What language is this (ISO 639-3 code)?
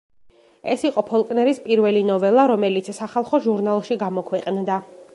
kat